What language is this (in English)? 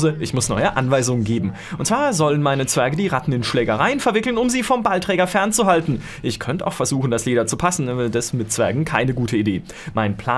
German